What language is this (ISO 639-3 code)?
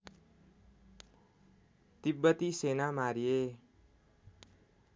nep